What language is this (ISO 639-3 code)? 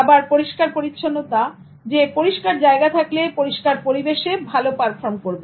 ben